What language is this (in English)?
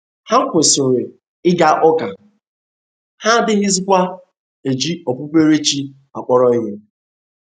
Igbo